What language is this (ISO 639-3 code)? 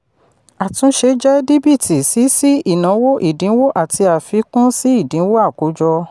yor